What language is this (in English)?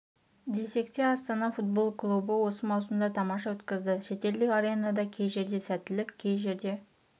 Kazakh